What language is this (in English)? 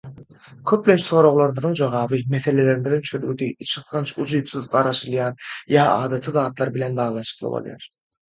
Turkmen